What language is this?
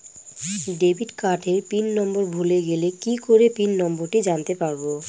Bangla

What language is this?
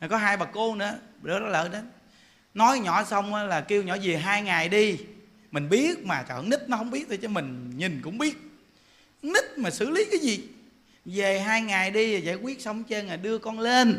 Vietnamese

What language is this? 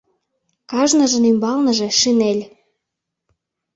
Mari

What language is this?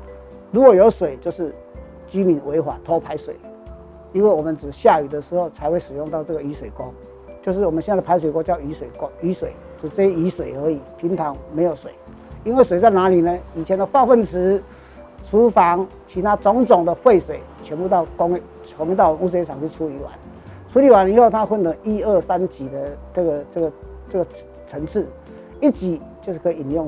Chinese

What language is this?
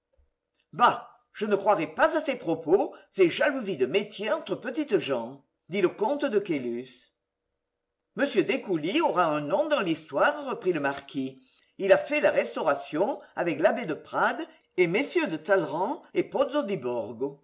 French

